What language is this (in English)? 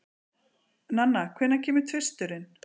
Icelandic